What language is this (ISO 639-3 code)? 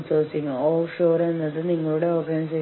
mal